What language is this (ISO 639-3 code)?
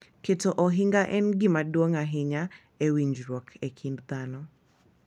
luo